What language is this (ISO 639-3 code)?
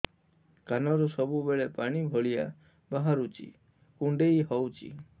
ori